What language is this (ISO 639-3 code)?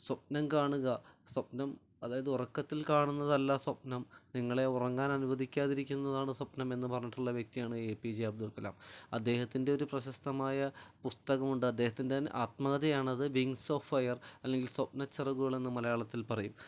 mal